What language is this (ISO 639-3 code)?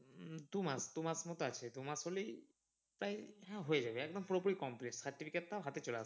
ben